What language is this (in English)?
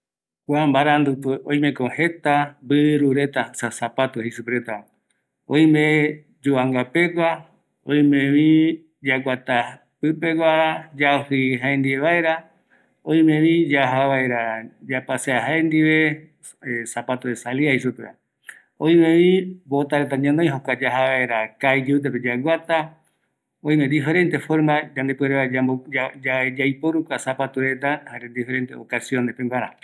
Eastern Bolivian Guaraní